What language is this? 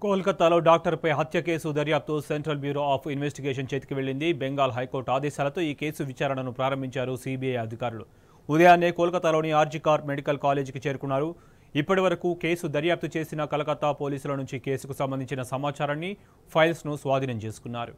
Telugu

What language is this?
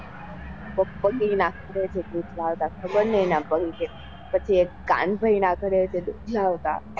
Gujarati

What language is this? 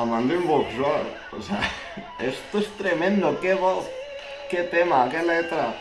Spanish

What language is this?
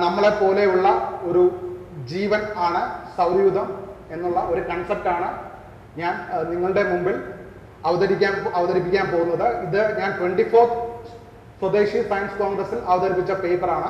Malayalam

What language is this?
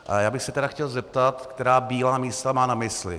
Czech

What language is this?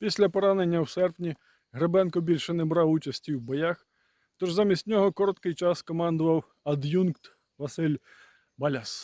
Ukrainian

